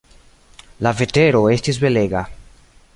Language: Esperanto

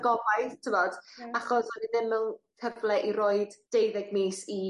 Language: Welsh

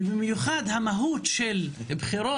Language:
Hebrew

